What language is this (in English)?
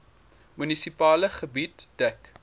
Afrikaans